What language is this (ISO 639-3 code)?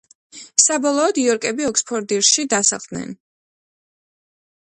kat